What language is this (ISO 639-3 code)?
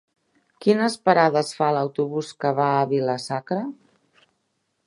cat